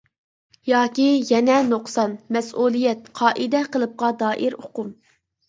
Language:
Uyghur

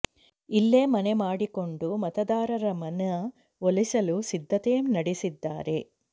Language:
Kannada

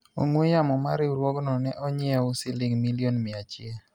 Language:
Luo (Kenya and Tanzania)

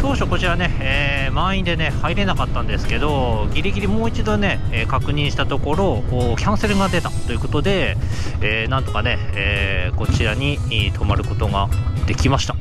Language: Japanese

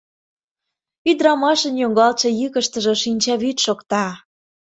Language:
Mari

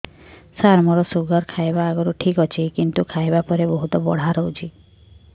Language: Odia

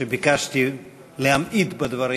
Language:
Hebrew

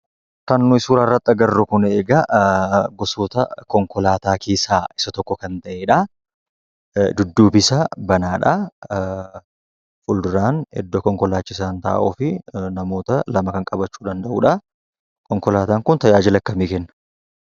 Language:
Oromo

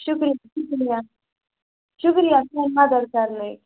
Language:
Kashmiri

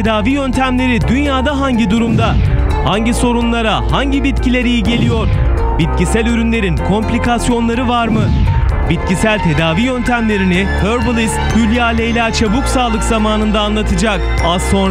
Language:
Turkish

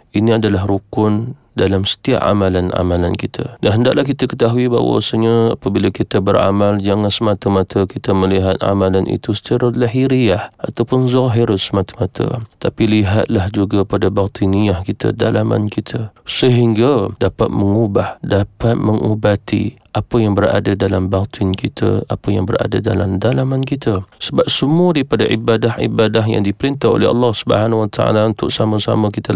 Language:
Malay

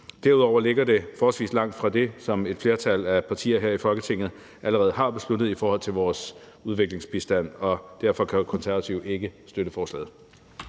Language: Danish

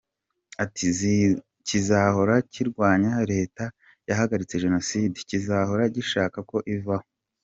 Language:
Kinyarwanda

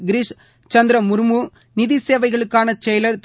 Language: Tamil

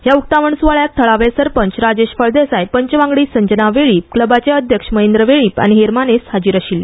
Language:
Konkani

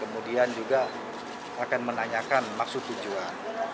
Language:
Indonesian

